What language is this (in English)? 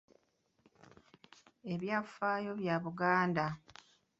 Ganda